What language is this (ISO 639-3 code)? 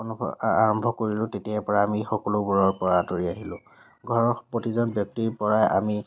asm